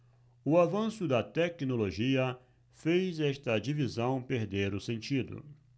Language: Portuguese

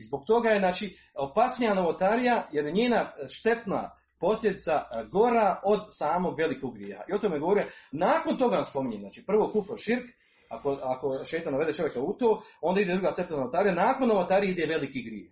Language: Croatian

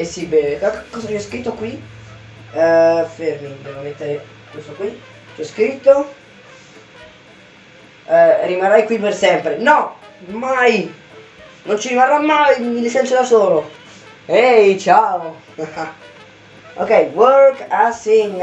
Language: Italian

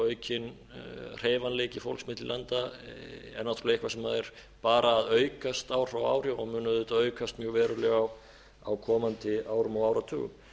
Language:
Icelandic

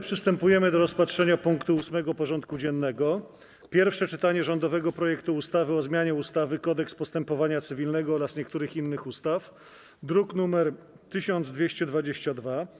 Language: Polish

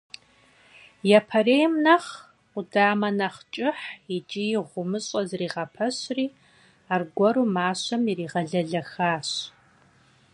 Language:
Kabardian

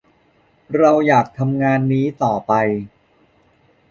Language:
Thai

